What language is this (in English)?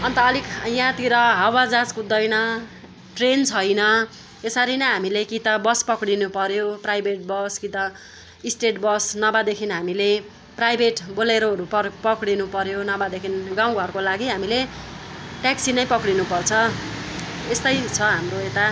Nepali